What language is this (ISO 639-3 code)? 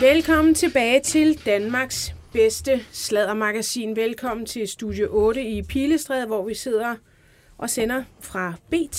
dan